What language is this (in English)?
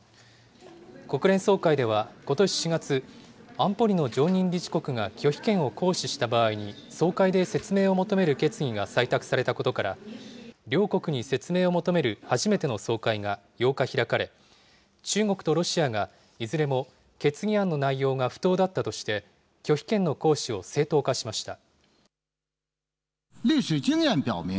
Japanese